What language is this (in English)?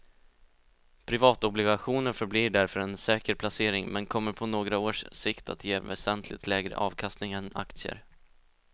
Swedish